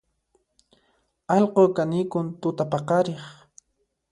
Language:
Puno Quechua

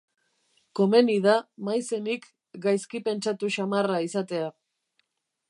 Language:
Basque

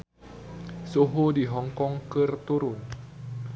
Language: Sundanese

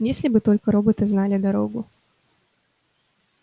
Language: Russian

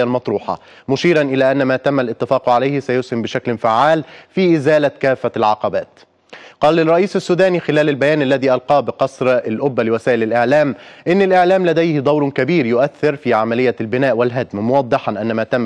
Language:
Arabic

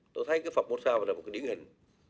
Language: Vietnamese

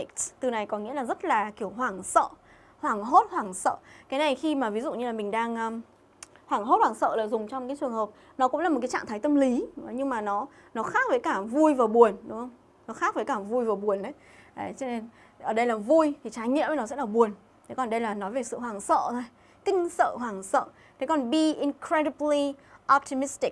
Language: Vietnamese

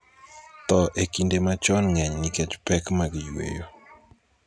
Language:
Luo (Kenya and Tanzania)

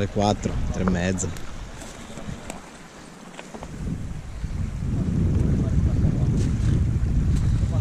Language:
Italian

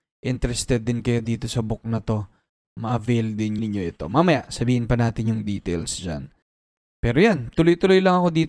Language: Filipino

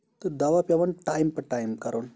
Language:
Kashmiri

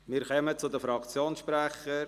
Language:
Swiss German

